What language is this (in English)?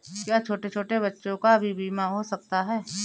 Hindi